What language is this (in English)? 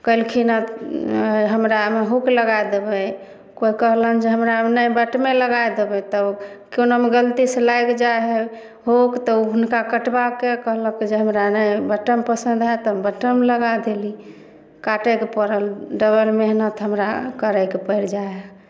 Maithili